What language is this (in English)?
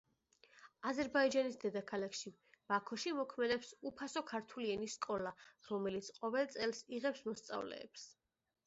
Georgian